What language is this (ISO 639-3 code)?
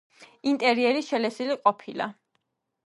kat